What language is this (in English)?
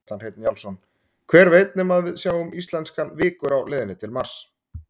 Icelandic